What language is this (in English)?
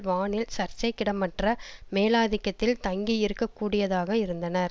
Tamil